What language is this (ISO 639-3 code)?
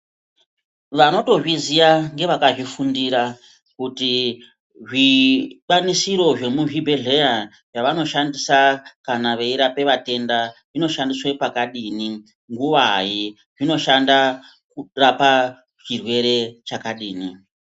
ndc